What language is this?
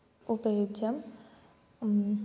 Sanskrit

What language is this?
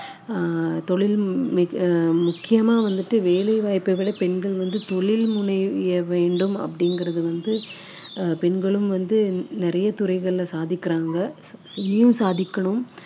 Tamil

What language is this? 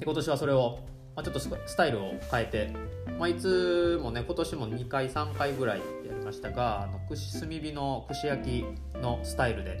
Japanese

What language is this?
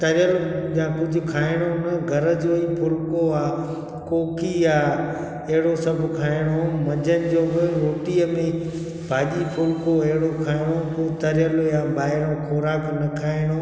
Sindhi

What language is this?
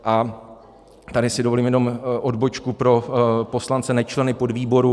Czech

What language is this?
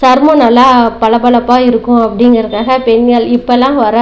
Tamil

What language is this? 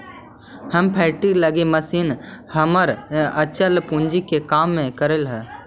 Magahi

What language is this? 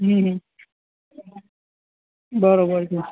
Gujarati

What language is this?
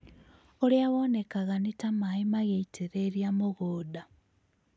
Kikuyu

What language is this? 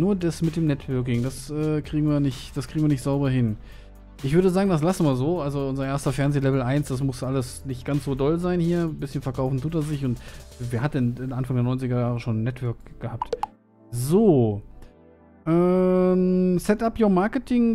German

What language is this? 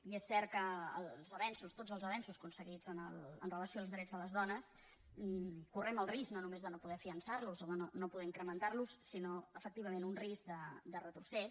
Catalan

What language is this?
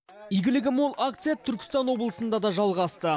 Kazakh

